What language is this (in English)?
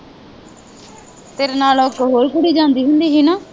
Punjabi